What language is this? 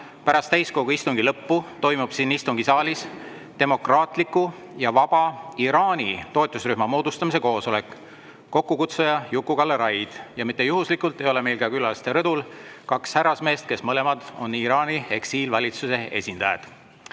Estonian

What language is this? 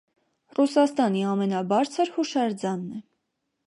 Armenian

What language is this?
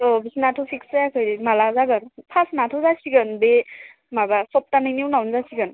Bodo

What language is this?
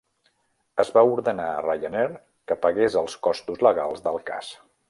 Catalan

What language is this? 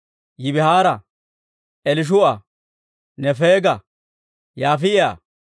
Dawro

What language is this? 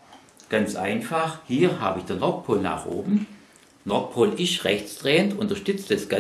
German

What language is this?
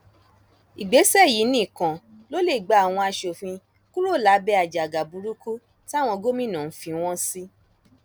Yoruba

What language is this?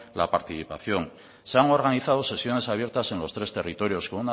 Spanish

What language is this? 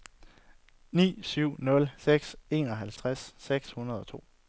Danish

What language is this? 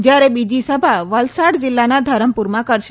Gujarati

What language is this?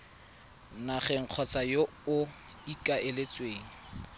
Tswana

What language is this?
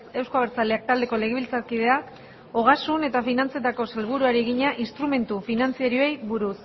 Basque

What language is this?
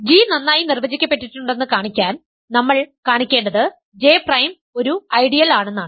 Malayalam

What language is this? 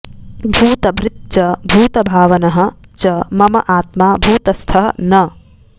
Sanskrit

